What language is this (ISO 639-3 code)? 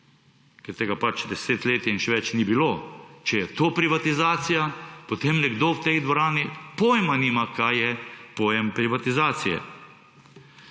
slv